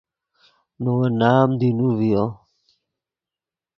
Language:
Yidgha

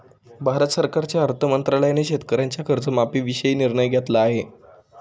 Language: Marathi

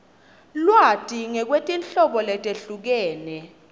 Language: Swati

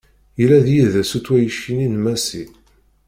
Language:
Kabyle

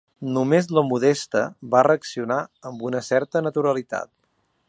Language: Catalan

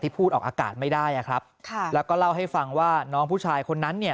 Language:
Thai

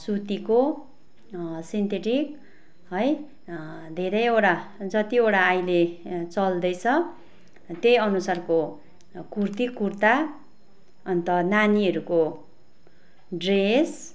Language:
Nepali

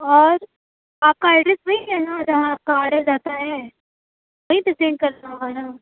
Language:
Urdu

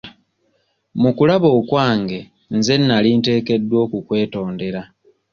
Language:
Ganda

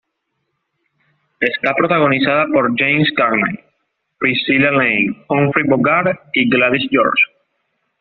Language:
Spanish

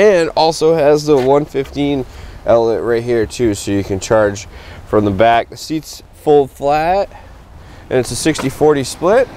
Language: English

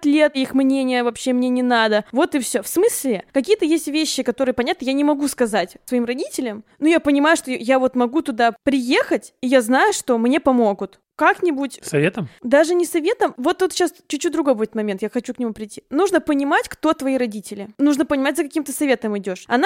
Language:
Russian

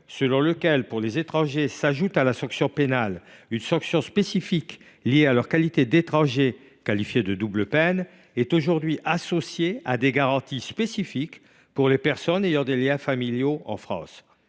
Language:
French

